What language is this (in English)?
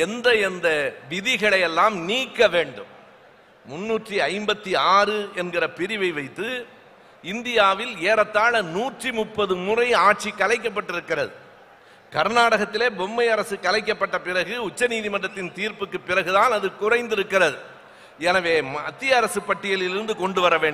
Romanian